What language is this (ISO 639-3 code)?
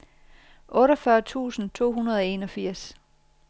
dan